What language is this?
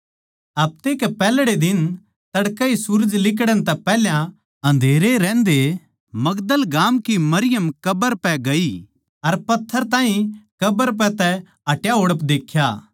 Haryanvi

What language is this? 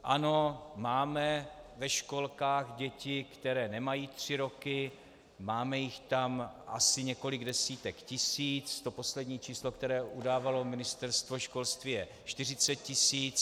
Czech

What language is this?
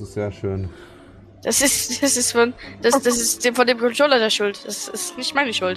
German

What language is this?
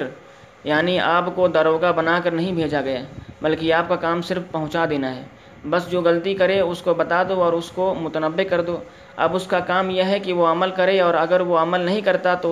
Urdu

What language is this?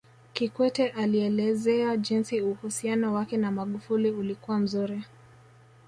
Swahili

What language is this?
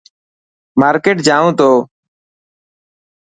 Dhatki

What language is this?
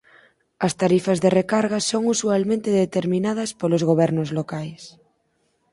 Galician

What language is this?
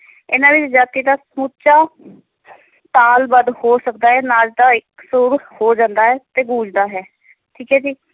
Punjabi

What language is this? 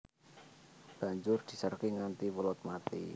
Javanese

